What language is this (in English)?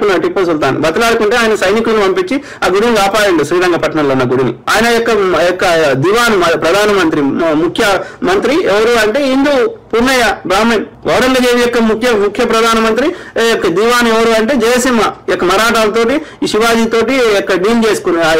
Telugu